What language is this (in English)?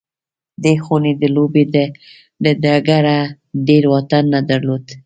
Pashto